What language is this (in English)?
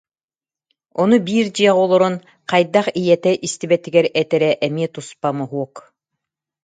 Yakut